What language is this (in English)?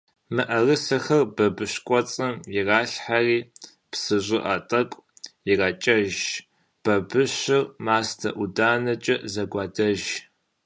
Kabardian